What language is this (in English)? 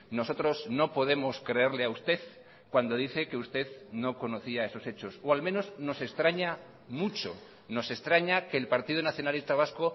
Spanish